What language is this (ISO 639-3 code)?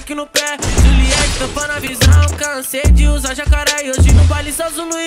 ron